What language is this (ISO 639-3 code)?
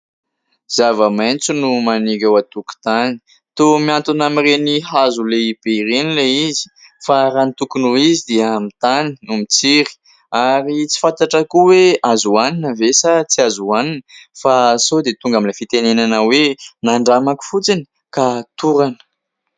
mlg